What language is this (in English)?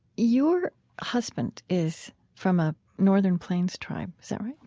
English